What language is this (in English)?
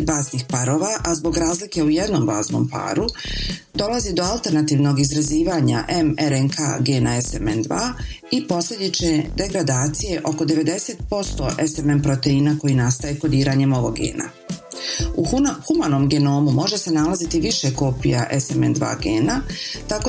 Croatian